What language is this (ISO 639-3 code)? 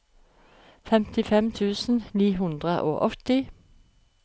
nor